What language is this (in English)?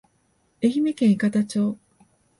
Japanese